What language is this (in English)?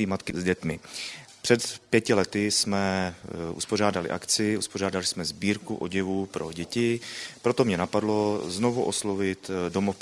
Czech